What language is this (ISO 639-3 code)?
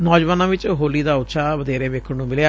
pan